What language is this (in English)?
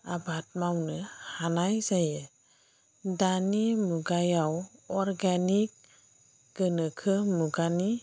Bodo